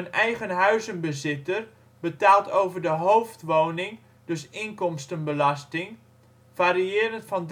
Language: Dutch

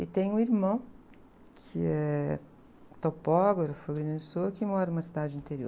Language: Portuguese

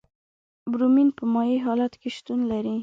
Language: Pashto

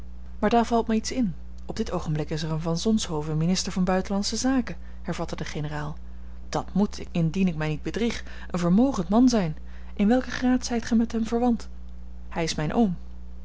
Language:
Dutch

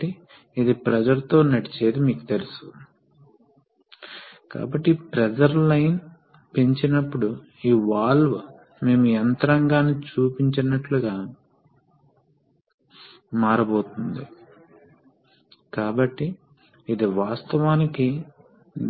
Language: Telugu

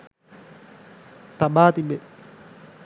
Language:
Sinhala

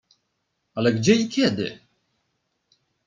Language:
Polish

